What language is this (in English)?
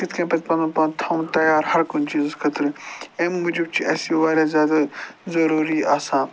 Kashmiri